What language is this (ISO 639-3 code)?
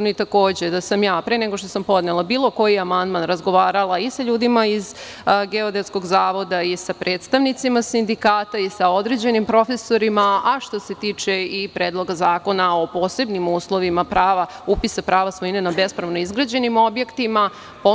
srp